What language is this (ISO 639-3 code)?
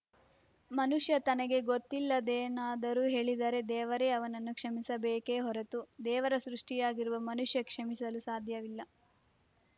kan